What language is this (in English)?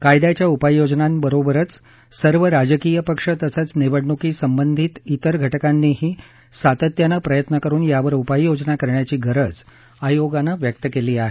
Marathi